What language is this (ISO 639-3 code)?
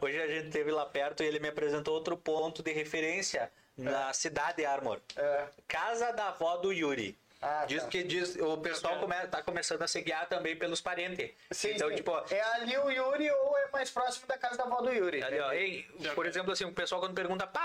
por